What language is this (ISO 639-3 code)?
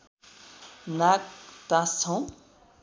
nep